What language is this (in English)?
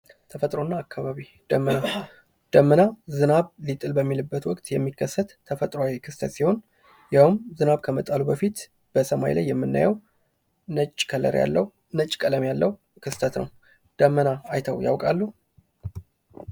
Amharic